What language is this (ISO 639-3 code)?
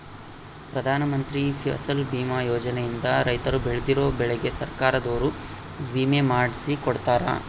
kan